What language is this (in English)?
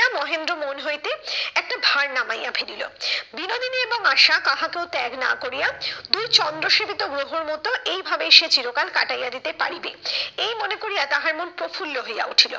Bangla